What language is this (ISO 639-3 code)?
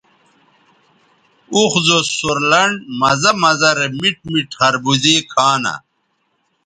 btv